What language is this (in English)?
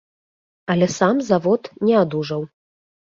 Belarusian